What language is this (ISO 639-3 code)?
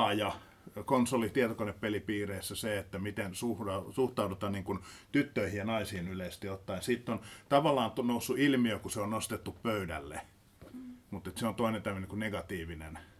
fin